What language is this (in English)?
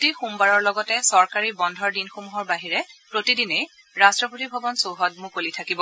Assamese